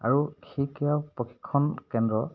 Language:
Assamese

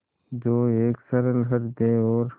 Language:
Hindi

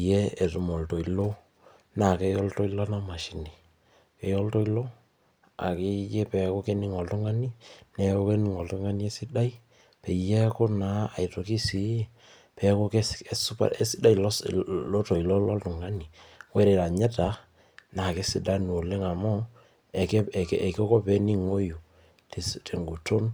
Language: Masai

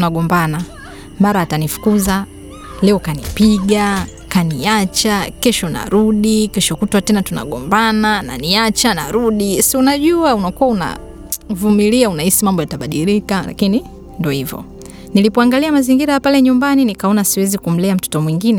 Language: Swahili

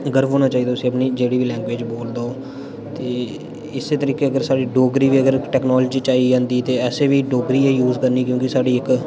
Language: Dogri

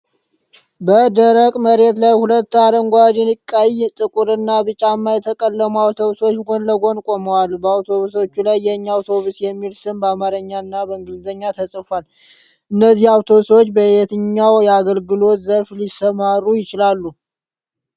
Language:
Amharic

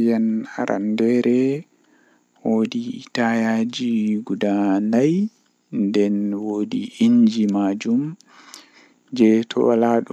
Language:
Western Niger Fulfulde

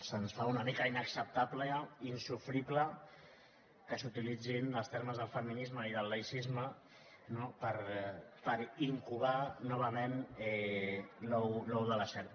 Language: Catalan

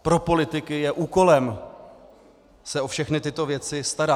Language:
Czech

